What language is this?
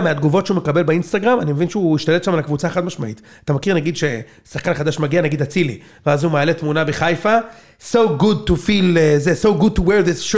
Hebrew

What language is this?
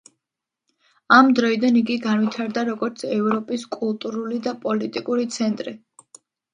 Georgian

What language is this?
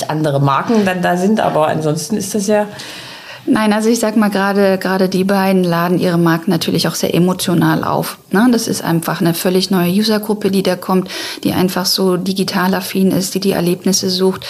German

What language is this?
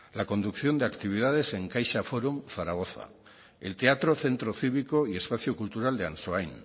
Spanish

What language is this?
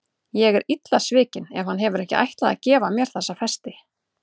Icelandic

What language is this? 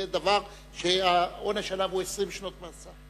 Hebrew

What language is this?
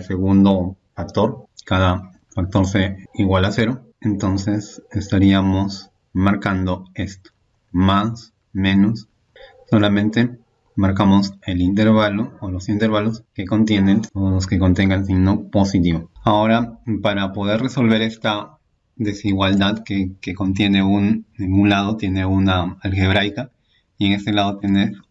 Spanish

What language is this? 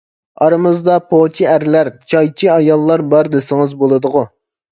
Uyghur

